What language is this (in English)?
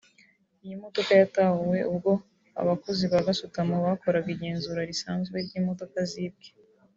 Kinyarwanda